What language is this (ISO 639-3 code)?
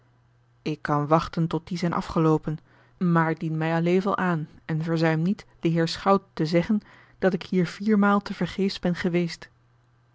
nld